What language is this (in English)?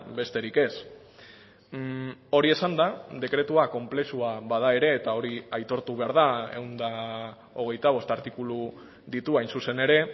Basque